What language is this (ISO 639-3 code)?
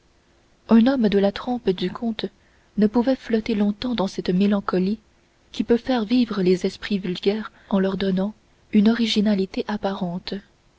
fra